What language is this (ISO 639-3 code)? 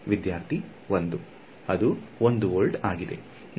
kan